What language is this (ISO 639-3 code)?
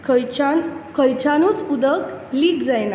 kok